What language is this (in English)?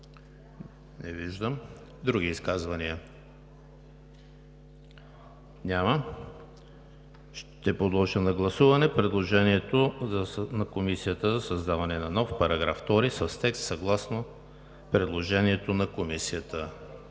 Bulgarian